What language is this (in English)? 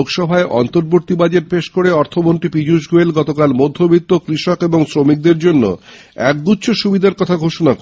Bangla